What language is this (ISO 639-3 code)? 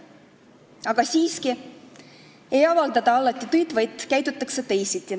est